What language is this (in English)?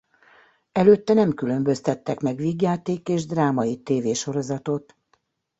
Hungarian